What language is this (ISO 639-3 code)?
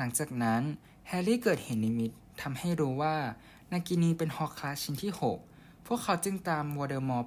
tha